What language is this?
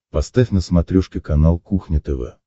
Russian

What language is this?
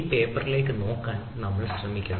Malayalam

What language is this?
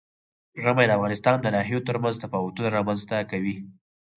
Pashto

